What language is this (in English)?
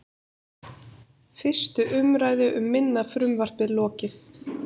Icelandic